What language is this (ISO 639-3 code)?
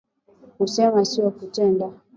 swa